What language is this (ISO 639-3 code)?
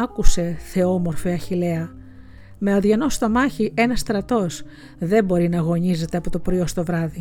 ell